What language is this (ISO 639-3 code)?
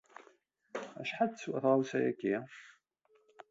kab